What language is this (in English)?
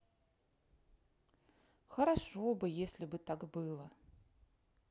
Russian